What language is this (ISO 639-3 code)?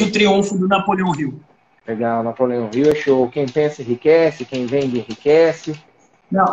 por